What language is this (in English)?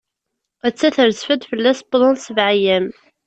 Kabyle